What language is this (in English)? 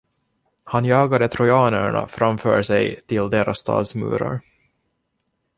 Swedish